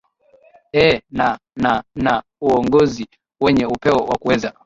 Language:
Swahili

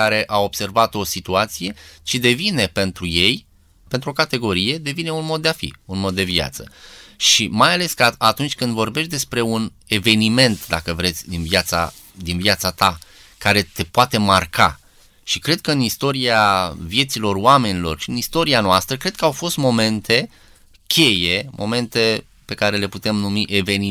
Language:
Romanian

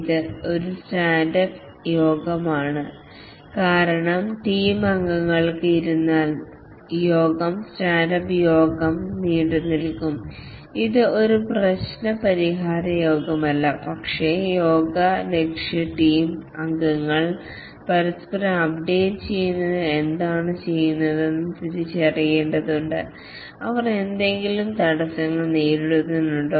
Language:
Malayalam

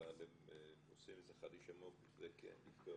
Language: Hebrew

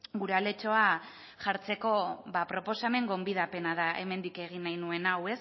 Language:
Basque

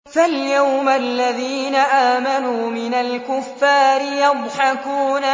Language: Arabic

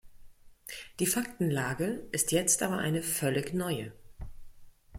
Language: German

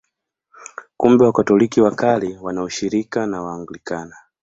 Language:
Swahili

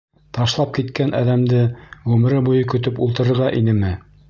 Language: Bashkir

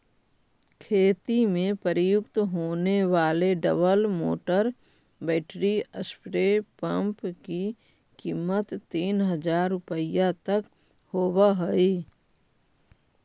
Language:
Magahi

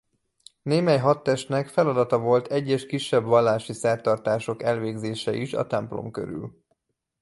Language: Hungarian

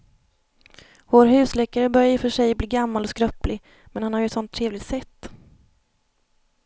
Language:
Swedish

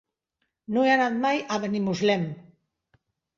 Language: Catalan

